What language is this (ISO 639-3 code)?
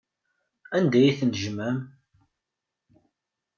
kab